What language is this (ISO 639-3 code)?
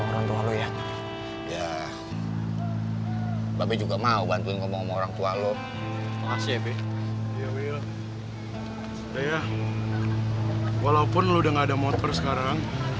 ind